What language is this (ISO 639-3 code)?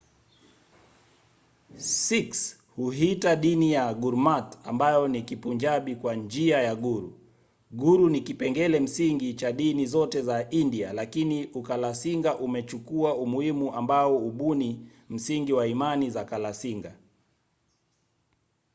swa